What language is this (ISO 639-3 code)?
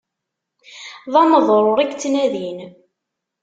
kab